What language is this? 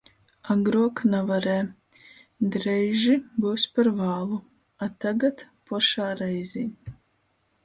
Latgalian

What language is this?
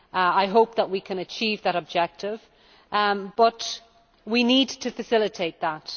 English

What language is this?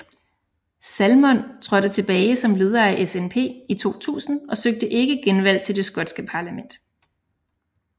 Danish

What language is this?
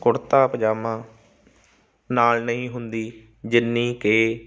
Punjabi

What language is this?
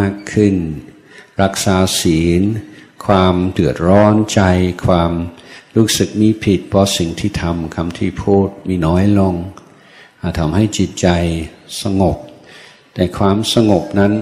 Thai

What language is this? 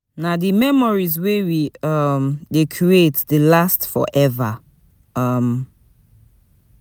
Nigerian Pidgin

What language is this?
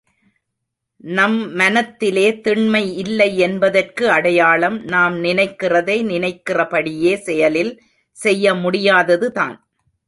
Tamil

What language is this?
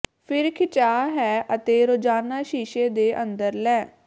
Punjabi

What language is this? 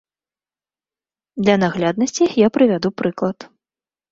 Belarusian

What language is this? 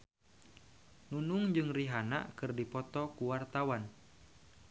Sundanese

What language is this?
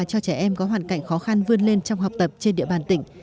Vietnamese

